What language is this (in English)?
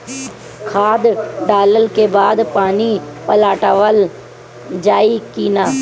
Bhojpuri